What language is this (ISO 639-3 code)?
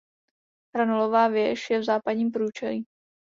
ces